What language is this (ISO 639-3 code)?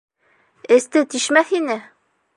bak